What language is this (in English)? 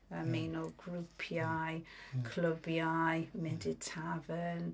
Welsh